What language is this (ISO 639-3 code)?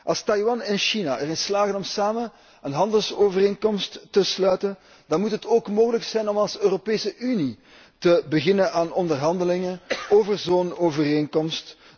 nld